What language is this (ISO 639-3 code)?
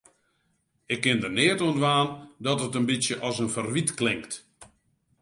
fry